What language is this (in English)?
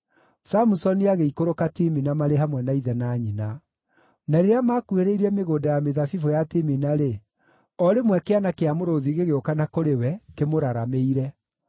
Kikuyu